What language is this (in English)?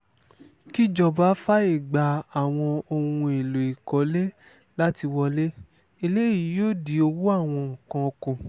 Yoruba